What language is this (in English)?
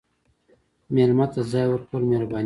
Pashto